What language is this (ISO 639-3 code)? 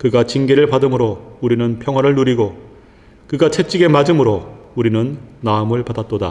kor